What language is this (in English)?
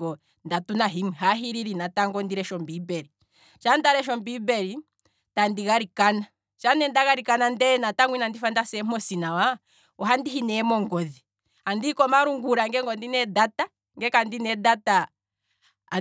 Kwambi